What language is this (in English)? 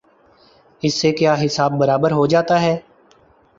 Urdu